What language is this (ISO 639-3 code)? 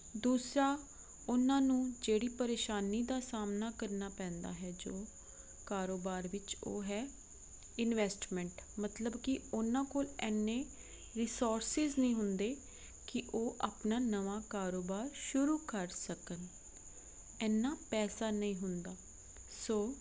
pan